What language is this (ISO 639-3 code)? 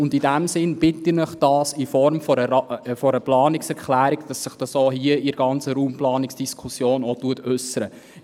gsw